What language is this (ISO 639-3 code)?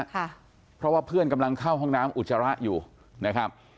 tha